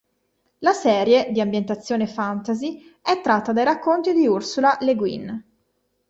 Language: Italian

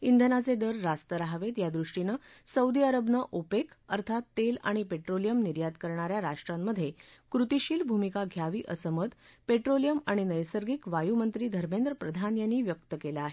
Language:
Marathi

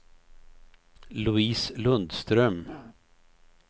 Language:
Swedish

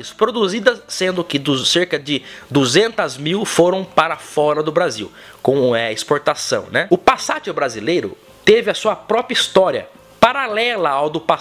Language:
Portuguese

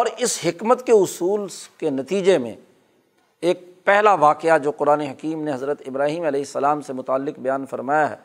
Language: Urdu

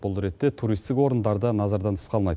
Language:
Kazakh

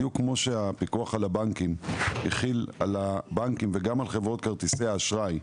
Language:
Hebrew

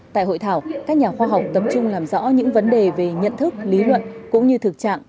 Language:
Vietnamese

